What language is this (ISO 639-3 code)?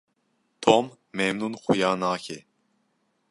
kur